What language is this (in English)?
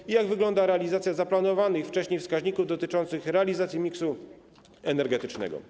Polish